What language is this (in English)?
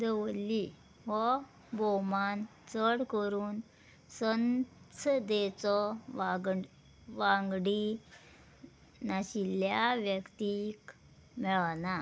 Konkani